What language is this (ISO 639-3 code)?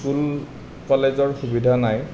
asm